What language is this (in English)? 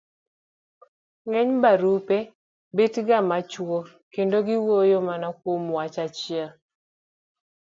Luo (Kenya and Tanzania)